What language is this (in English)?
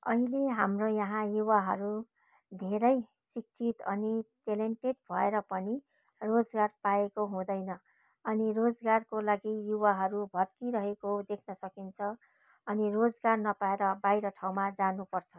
Nepali